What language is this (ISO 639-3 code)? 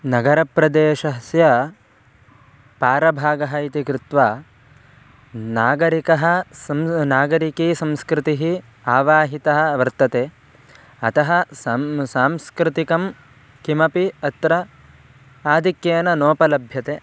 san